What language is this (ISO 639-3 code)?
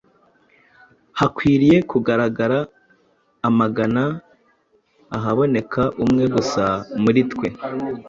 kin